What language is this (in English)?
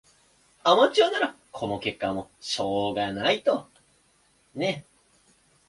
Japanese